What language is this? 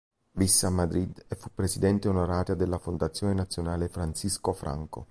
Italian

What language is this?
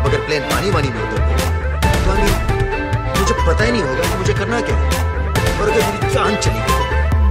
Polish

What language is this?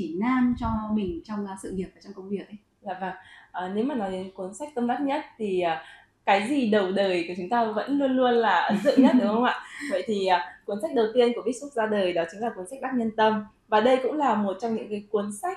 Vietnamese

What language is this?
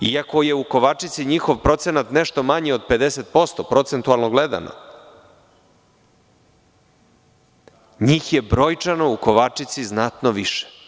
Serbian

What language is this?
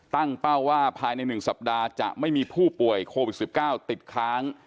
Thai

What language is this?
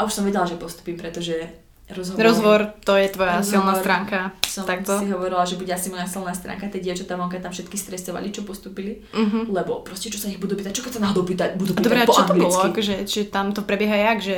Slovak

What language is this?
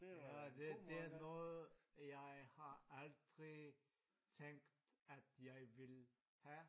Danish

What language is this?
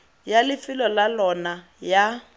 Tswana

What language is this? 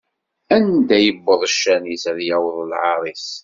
Kabyle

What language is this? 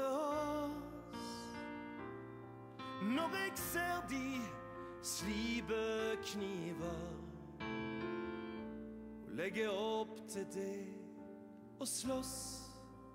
Norwegian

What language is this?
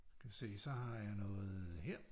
Danish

